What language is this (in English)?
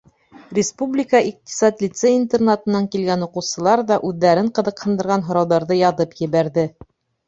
Bashkir